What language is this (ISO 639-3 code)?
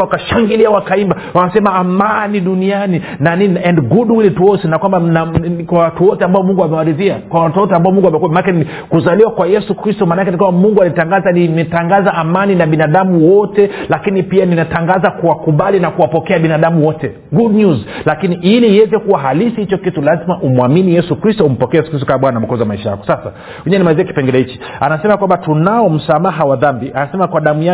swa